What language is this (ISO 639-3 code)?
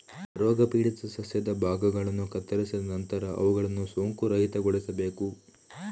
kan